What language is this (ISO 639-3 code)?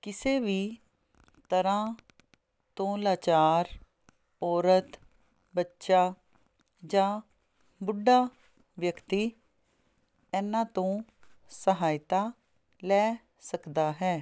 pan